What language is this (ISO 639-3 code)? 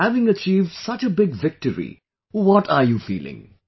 eng